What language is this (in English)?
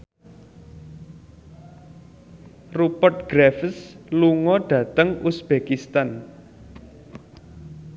Javanese